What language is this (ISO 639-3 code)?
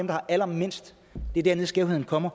dan